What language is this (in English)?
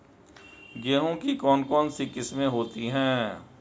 Hindi